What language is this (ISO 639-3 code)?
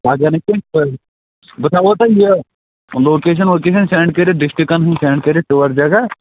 kas